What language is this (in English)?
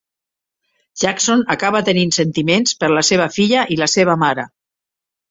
Catalan